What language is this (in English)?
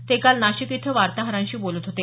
Marathi